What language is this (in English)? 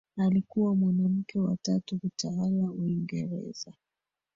Swahili